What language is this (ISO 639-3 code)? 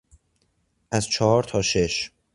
fas